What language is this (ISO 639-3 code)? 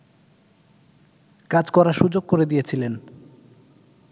ben